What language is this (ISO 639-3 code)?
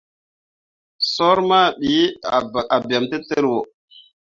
mua